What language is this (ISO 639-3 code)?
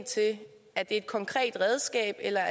dan